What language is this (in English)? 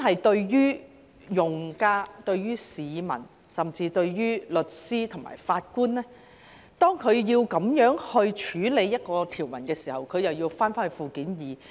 Cantonese